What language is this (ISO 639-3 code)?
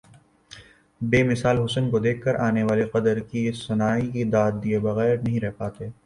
urd